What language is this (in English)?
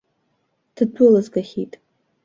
Abkhazian